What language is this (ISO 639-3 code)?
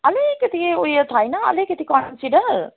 nep